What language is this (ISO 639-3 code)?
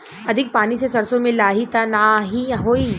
bho